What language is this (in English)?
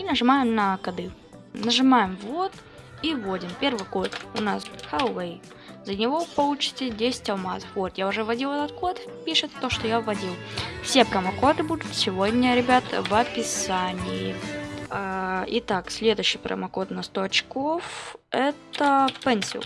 Russian